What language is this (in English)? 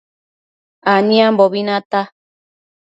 Matsés